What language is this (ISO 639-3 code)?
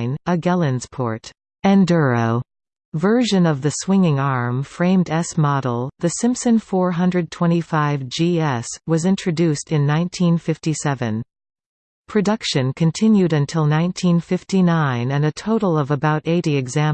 eng